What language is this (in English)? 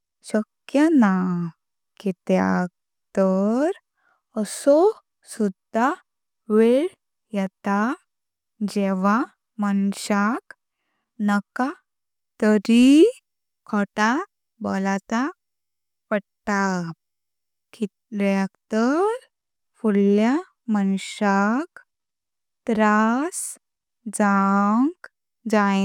Konkani